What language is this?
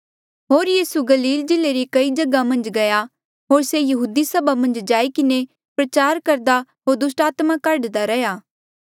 Mandeali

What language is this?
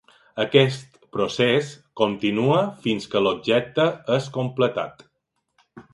Catalan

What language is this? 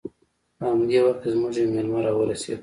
Pashto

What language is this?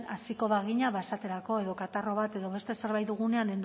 Basque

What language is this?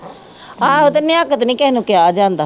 Punjabi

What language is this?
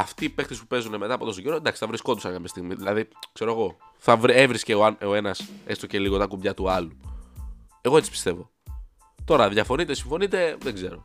Greek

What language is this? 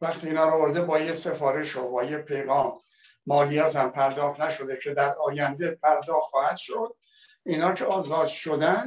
Persian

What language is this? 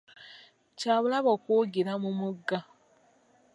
Ganda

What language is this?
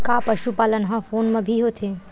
Chhattisgarhi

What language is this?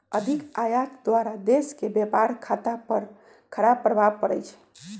Magahi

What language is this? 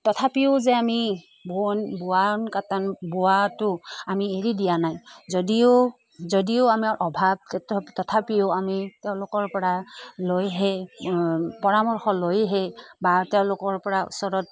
Assamese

